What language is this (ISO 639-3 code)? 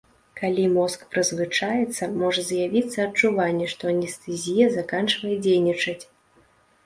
bel